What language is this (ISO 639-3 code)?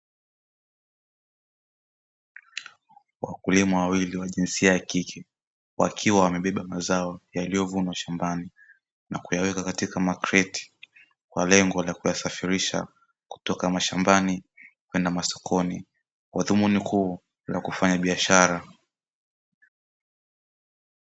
swa